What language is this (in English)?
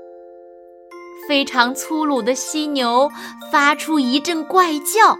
Chinese